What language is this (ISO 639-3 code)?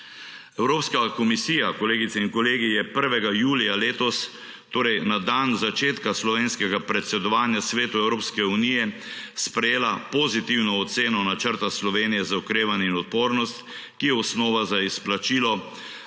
slv